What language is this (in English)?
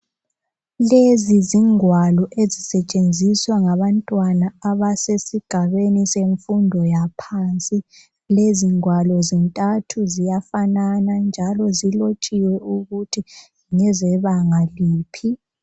North Ndebele